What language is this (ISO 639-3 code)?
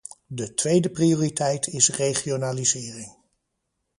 nld